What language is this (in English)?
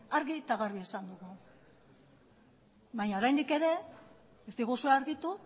Basque